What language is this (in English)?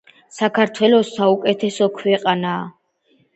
Georgian